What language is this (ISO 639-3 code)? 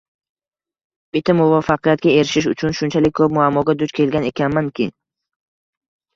uzb